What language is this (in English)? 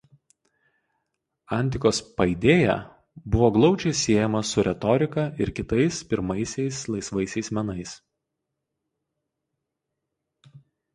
Lithuanian